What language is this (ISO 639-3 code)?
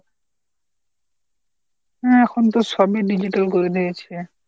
ben